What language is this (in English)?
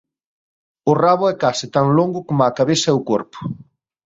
Galician